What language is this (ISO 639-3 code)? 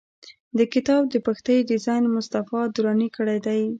pus